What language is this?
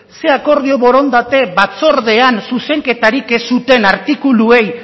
Basque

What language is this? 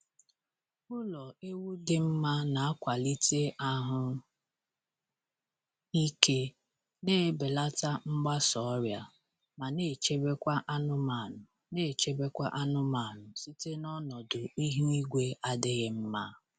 Igbo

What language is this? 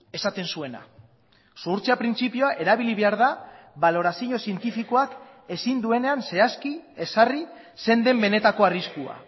Basque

